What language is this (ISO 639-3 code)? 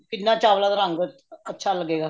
pan